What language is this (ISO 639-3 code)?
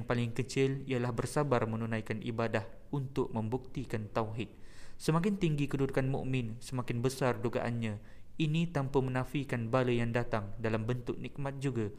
msa